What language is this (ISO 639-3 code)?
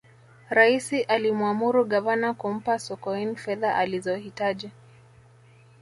swa